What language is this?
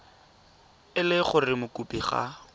Tswana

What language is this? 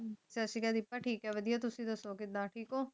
Punjabi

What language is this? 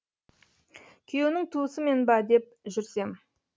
Kazakh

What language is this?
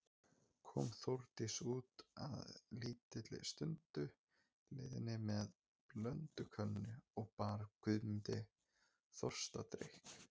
Icelandic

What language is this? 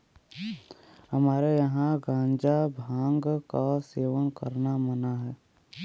Bhojpuri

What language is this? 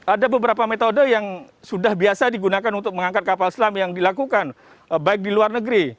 Indonesian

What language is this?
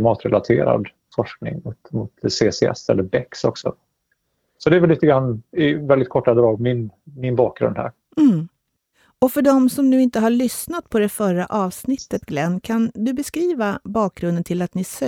Swedish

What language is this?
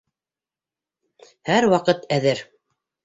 Bashkir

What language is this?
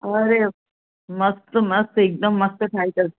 Sindhi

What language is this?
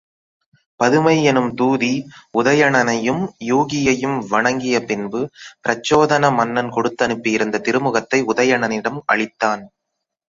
Tamil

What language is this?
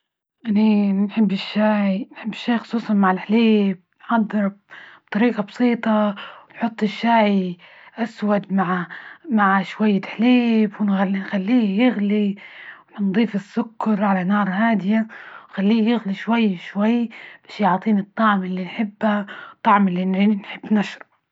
Libyan Arabic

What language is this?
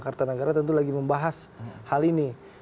Indonesian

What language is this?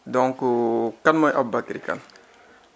Wolof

